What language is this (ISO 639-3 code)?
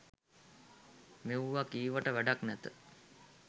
sin